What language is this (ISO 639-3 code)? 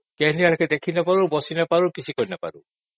ori